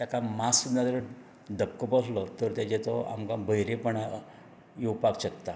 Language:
Konkani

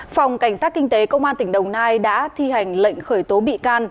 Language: Vietnamese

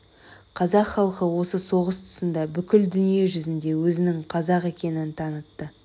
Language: Kazakh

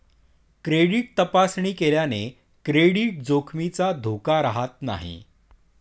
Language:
Marathi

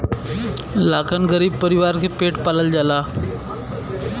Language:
Bhojpuri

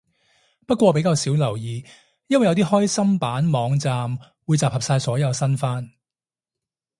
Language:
Cantonese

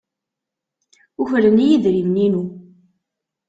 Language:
Kabyle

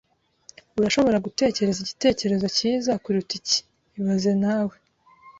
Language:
Kinyarwanda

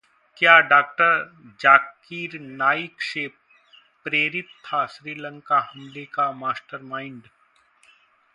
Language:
Hindi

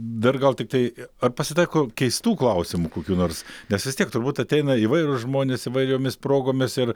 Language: Lithuanian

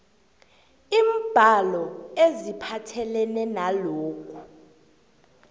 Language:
South Ndebele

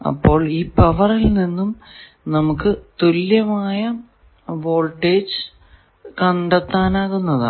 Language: Malayalam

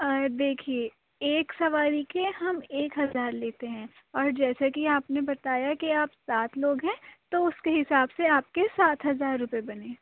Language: Urdu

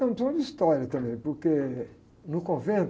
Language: Portuguese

